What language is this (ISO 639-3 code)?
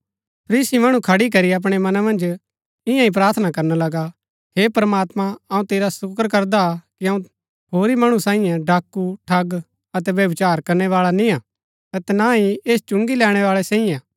gbk